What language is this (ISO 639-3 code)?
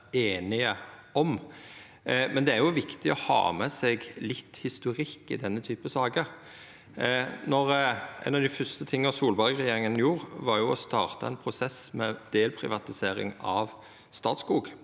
nor